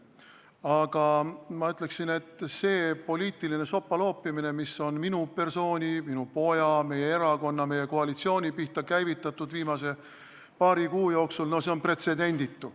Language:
Estonian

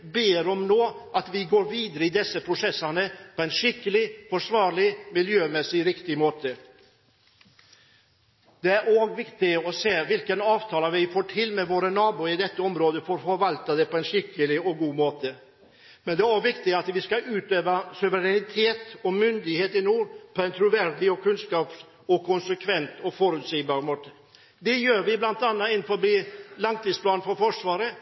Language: Norwegian Bokmål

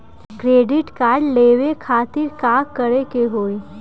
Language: Bhojpuri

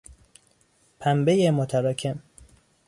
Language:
Persian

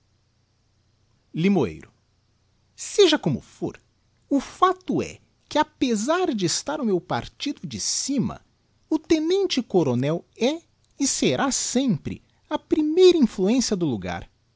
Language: Portuguese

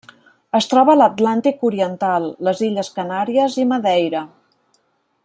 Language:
Catalan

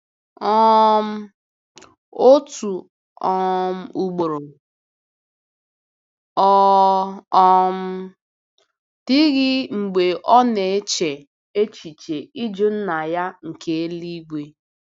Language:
Igbo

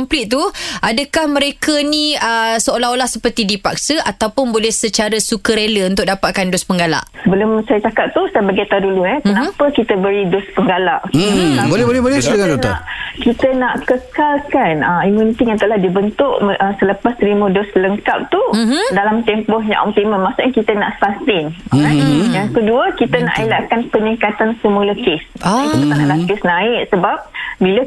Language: Malay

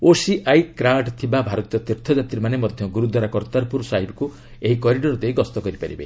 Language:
Odia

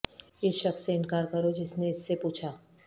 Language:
Urdu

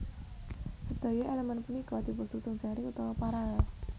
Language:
Javanese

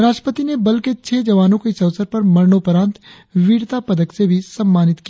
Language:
Hindi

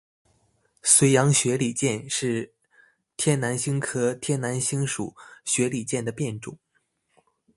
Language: Chinese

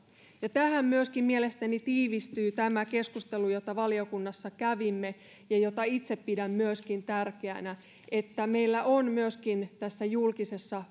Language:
Finnish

